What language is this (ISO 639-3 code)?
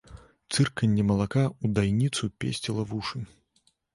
bel